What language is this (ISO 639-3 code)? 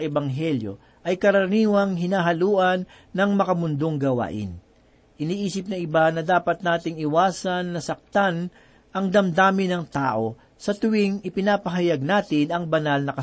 fil